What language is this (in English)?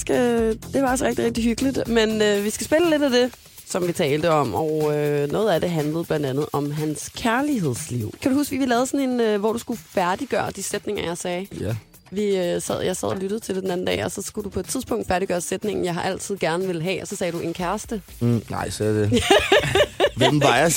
Danish